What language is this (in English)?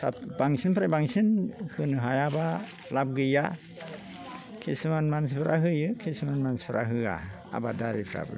Bodo